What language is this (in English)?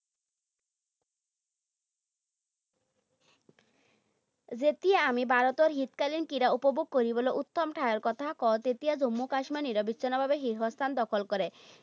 Assamese